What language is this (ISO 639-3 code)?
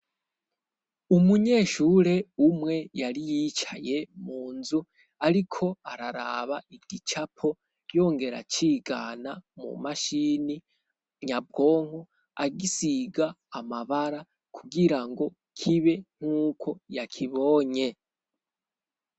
run